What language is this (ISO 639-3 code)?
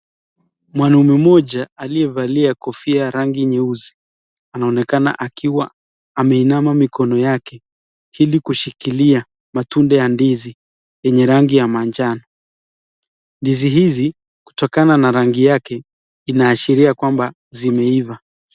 swa